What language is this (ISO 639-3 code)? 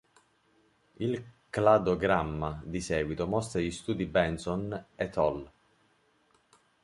ita